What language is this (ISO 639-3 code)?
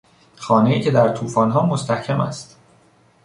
fas